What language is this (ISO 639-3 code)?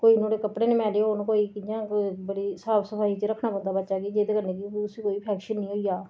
doi